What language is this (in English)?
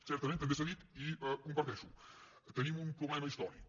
Catalan